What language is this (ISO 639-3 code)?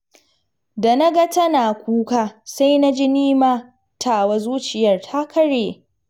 hau